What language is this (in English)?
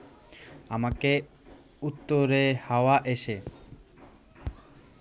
Bangla